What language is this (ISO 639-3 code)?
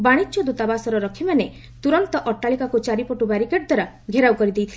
ori